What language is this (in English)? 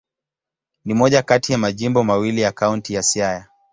Swahili